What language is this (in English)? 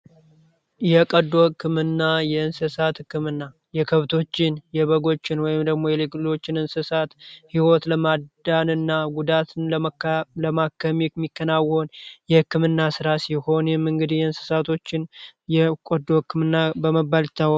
Amharic